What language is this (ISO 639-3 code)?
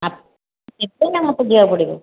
ori